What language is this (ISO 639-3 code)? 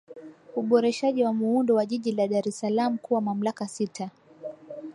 swa